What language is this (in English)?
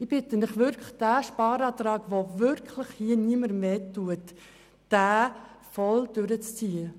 Swiss German